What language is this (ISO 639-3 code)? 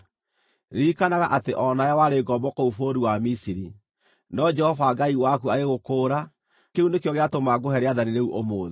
kik